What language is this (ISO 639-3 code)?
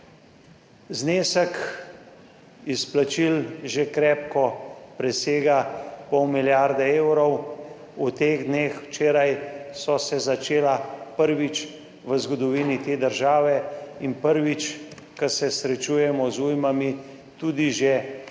slv